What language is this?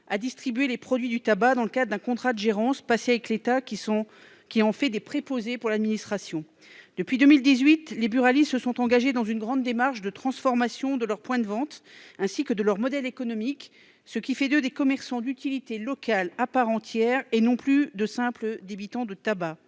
French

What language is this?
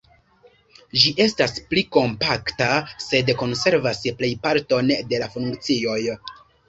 Esperanto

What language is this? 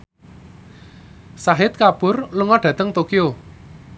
Javanese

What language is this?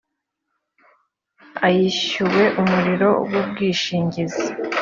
Kinyarwanda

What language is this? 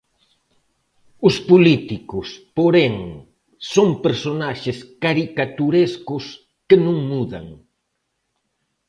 Galician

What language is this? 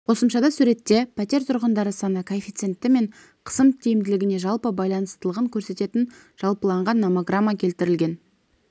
Kazakh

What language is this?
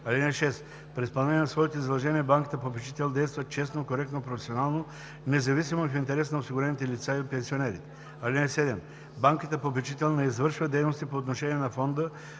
Bulgarian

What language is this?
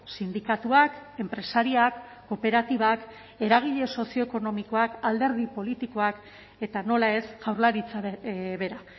Basque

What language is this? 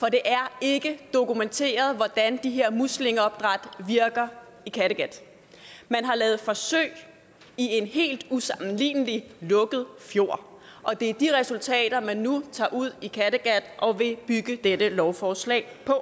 Danish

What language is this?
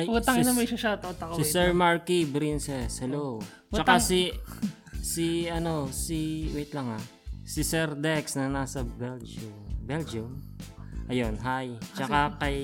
Filipino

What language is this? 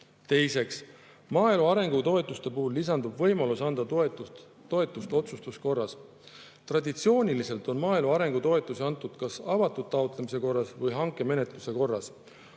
Estonian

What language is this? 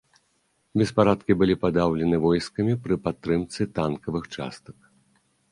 Belarusian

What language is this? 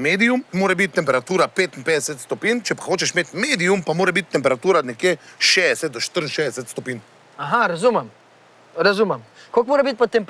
Slovenian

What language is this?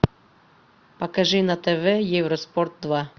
Russian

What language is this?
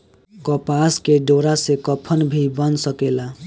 Bhojpuri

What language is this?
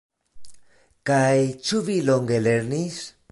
Esperanto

